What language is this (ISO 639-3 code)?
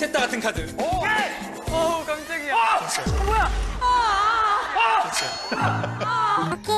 kor